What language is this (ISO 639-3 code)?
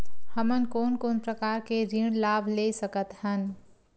hne